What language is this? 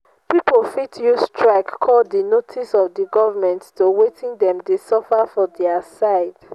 Nigerian Pidgin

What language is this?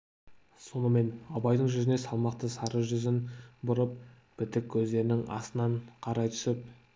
Kazakh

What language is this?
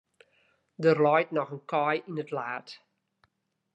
Western Frisian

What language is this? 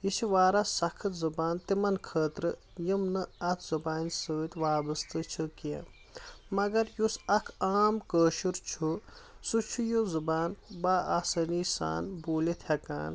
Kashmiri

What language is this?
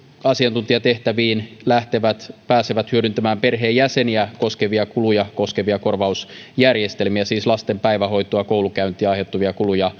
Finnish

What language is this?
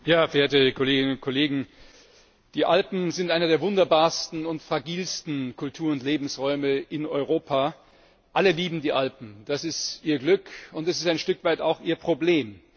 German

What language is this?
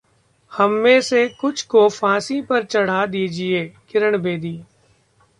Hindi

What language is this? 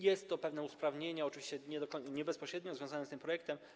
Polish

